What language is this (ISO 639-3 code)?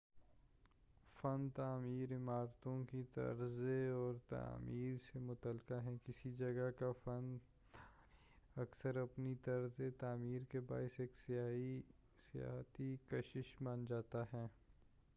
urd